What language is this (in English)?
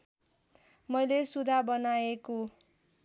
Nepali